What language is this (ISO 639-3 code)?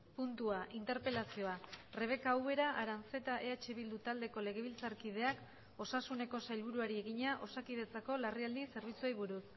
eus